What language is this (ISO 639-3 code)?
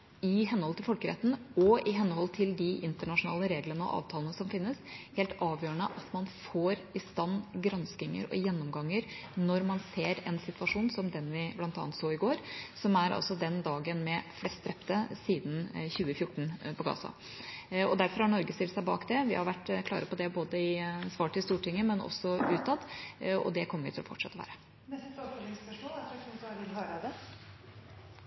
nor